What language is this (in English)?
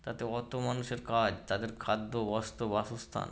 Bangla